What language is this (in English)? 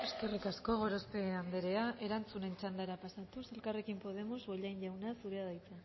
Basque